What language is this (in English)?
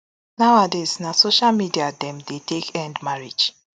Nigerian Pidgin